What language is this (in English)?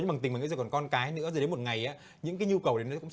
Vietnamese